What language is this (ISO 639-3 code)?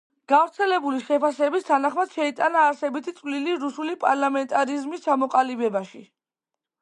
kat